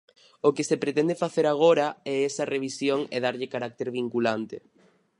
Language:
Galician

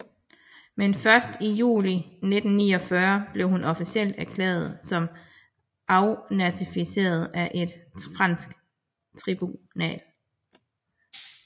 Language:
Danish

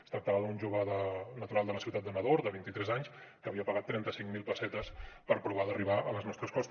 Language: Catalan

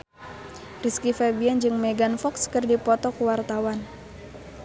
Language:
Sundanese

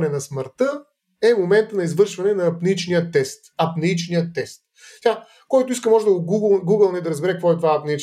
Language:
Bulgarian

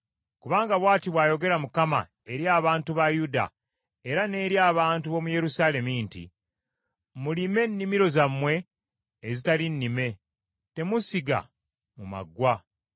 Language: Ganda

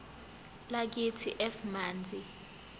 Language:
Zulu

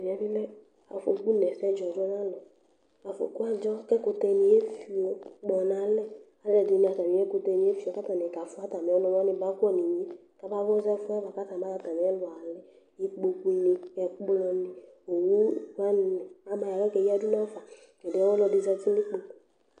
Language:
Ikposo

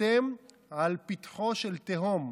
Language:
Hebrew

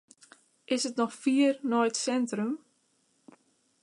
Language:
Western Frisian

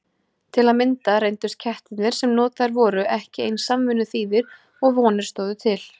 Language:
Icelandic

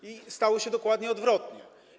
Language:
Polish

